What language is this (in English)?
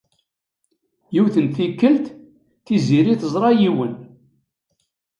Kabyle